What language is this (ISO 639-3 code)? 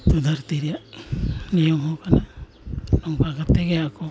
sat